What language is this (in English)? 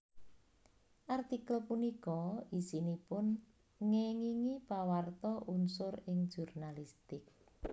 Javanese